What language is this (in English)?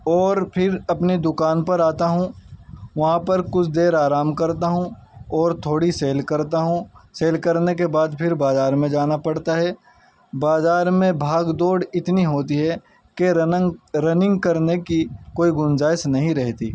Urdu